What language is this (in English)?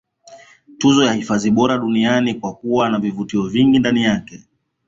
Swahili